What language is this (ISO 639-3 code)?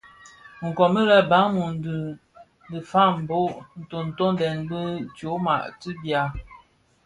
ksf